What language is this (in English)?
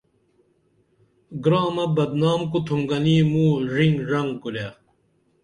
Dameli